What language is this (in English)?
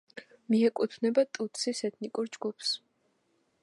Georgian